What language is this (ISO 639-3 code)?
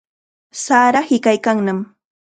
qxa